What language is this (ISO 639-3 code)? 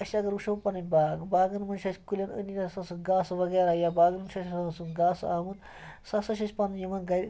kas